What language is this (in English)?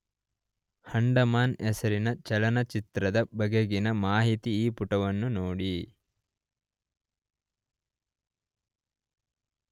Kannada